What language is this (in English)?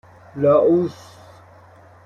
Persian